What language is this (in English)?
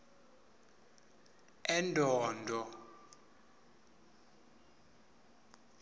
Swati